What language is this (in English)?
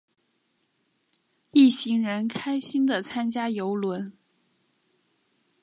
Chinese